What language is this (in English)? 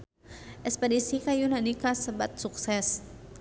Sundanese